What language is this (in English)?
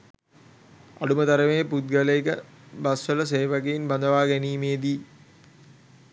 Sinhala